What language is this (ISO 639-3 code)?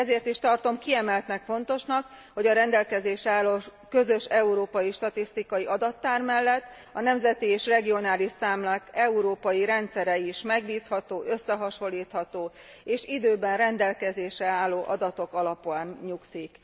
hun